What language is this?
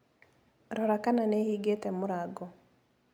Kikuyu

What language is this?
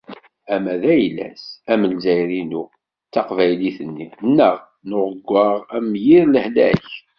Kabyle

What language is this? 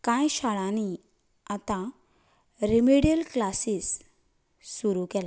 Konkani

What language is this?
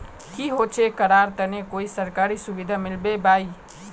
Magahi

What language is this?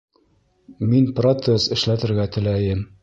Bashkir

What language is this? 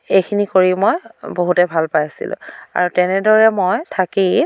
Assamese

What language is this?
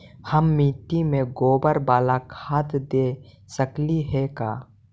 Magahi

